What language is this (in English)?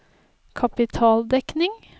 Norwegian